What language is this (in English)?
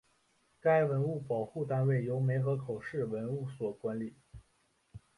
Chinese